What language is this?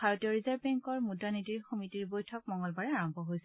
Assamese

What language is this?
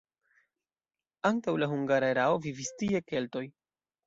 Esperanto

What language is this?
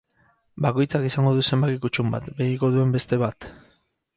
Basque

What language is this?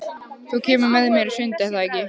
Icelandic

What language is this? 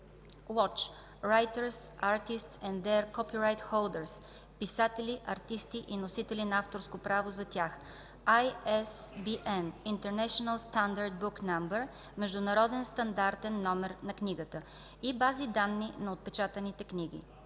Bulgarian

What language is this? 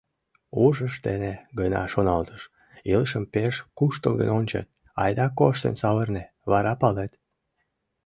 Mari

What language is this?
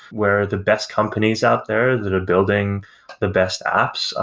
English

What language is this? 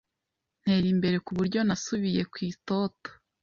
Kinyarwanda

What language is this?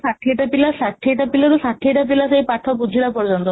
Odia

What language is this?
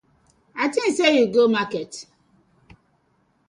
Nigerian Pidgin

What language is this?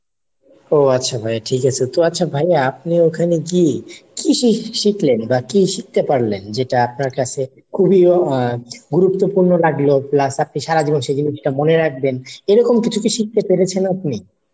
Bangla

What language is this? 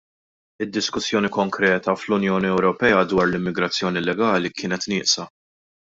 Maltese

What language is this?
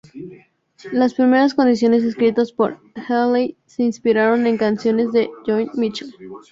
Spanish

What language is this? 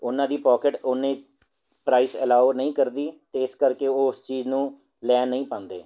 Punjabi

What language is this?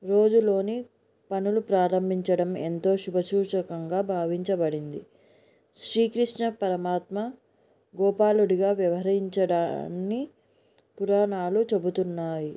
Telugu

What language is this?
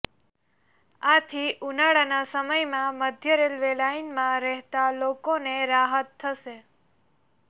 Gujarati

